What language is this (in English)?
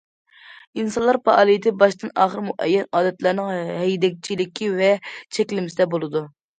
Uyghur